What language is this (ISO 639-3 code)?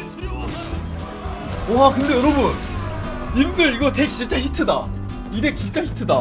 kor